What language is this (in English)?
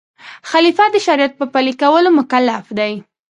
Pashto